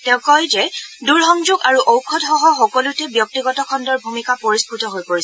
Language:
Assamese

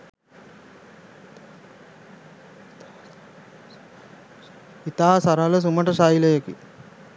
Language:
Sinhala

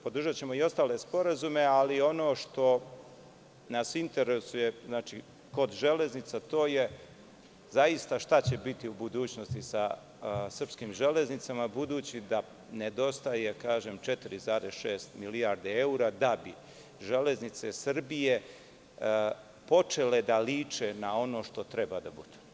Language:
Serbian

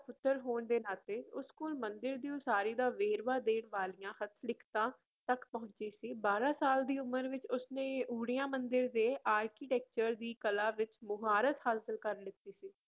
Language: Punjabi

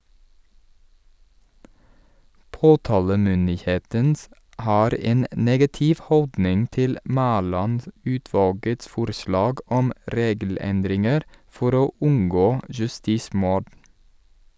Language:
Norwegian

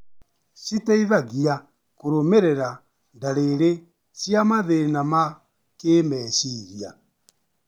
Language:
Kikuyu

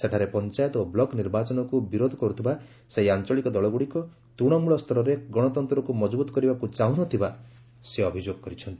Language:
Odia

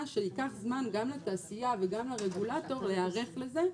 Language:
Hebrew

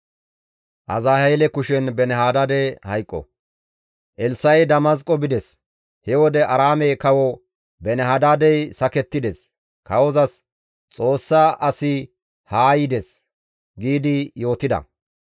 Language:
Gamo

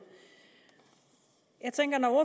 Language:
Danish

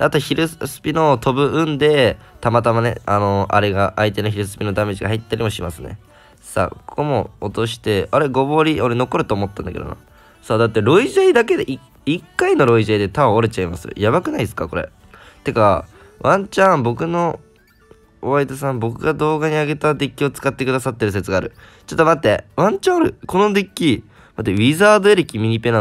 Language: Japanese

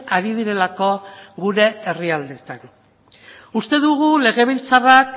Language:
Basque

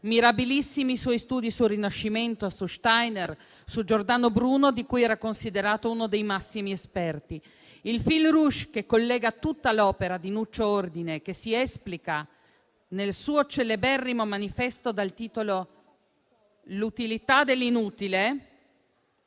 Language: Italian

